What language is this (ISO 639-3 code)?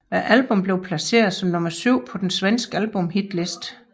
dan